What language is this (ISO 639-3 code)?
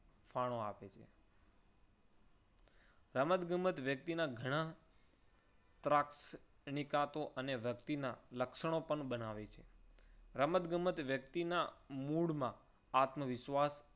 guj